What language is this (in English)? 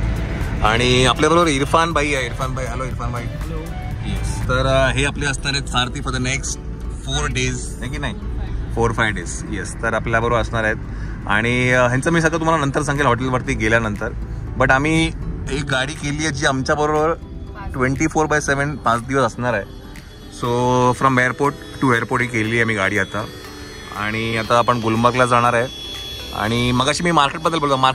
Marathi